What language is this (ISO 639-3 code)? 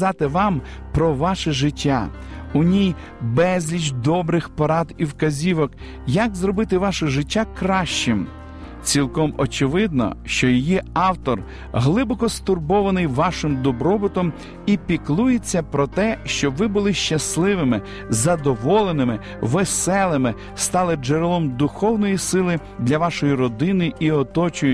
ukr